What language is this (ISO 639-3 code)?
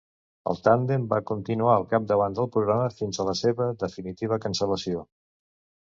cat